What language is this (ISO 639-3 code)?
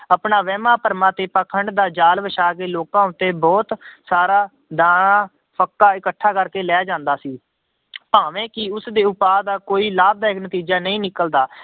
pan